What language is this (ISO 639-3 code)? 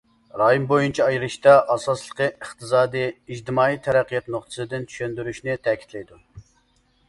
uig